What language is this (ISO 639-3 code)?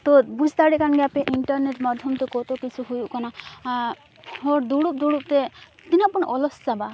sat